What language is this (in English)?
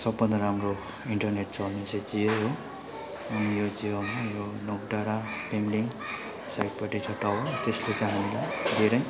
Nepali